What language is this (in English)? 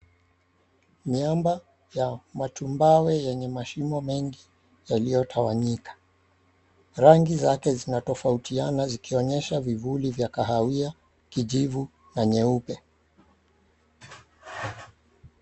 Swahili